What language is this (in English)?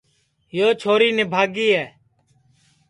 Sansi